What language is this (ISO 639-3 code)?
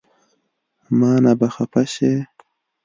pus